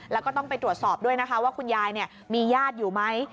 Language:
Thai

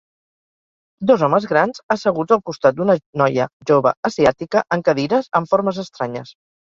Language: Catalan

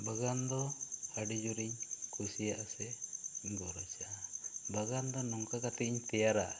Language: Santali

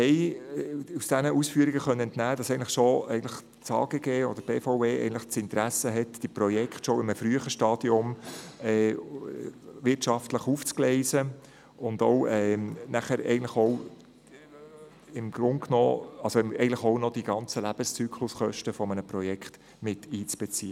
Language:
Swiss German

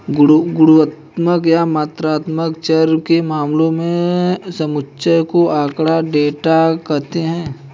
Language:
Hindi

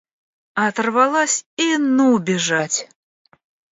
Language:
Russian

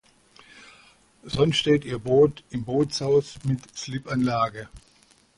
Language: German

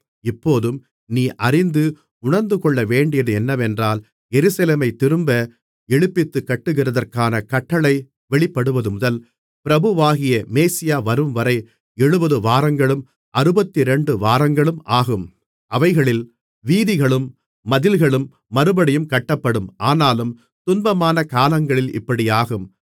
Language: Tamil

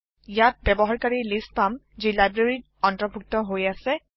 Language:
Assamese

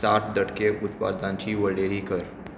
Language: Konkani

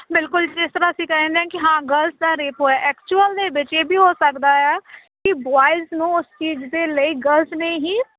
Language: Punjabi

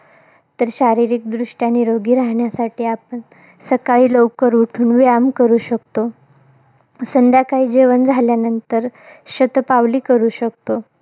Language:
Marathi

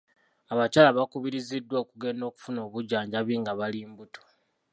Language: Ganda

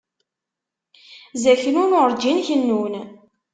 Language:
Kabyle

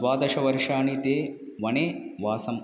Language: Sanskrit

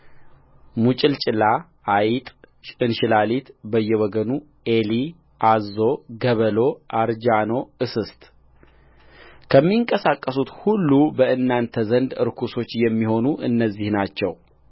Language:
Amharic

